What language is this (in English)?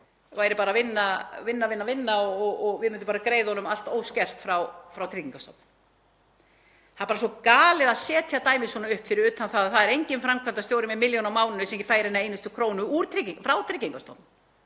Icelandic